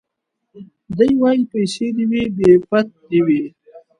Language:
Pashto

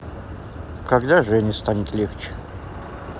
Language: Russian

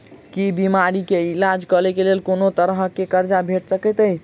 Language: Maithili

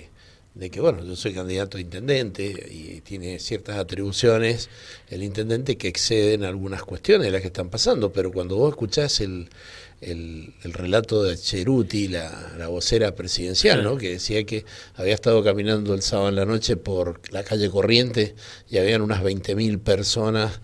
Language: Spanish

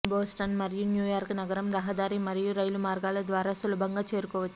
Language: Telugu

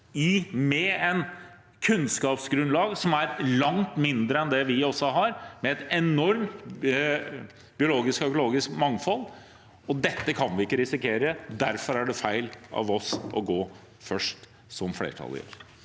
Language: Norwegian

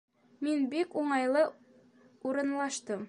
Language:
Bashkir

